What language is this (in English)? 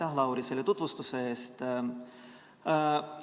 Estonian